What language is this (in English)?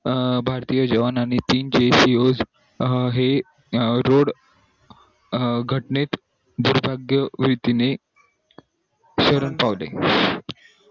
Marathi